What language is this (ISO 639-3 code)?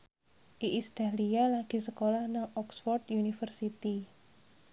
jav